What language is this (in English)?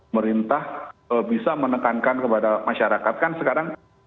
Indonesian